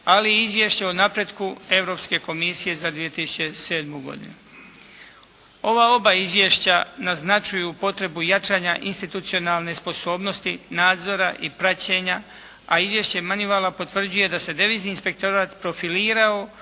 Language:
Croatian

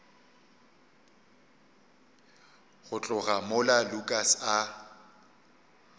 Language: Northern Sotho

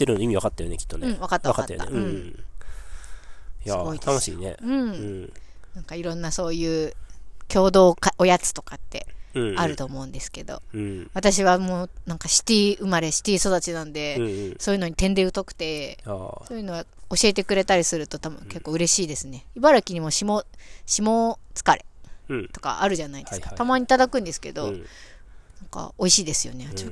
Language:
Japanese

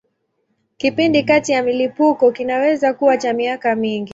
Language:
Swahili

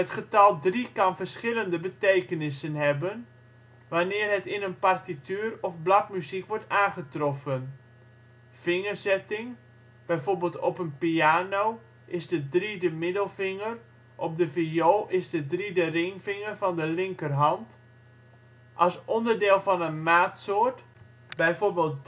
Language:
Dutch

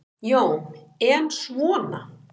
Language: Icelandic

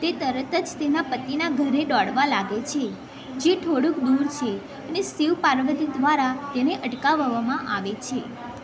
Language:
Gujarati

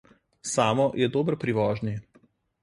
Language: Slovenian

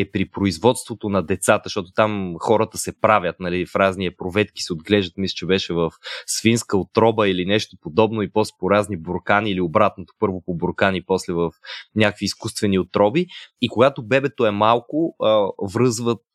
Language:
Bulgarian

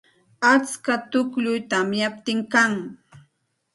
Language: Santa Ana de Tusi Pasco Quechua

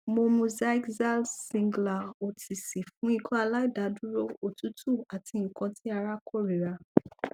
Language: Yoruba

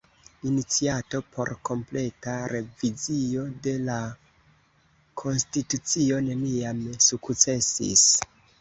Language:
Esperanto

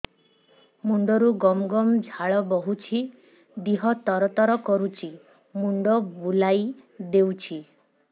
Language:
Odia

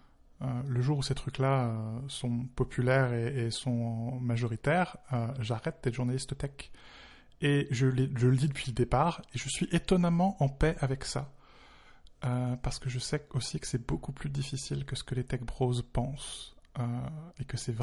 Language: French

